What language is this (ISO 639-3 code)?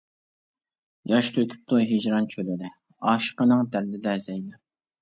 uig